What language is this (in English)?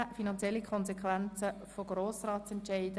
Swiss German